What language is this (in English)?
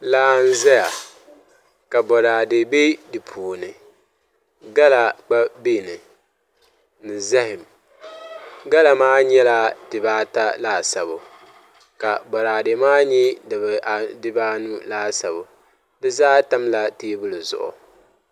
Dagbani